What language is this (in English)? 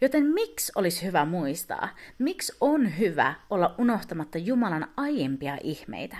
Finnish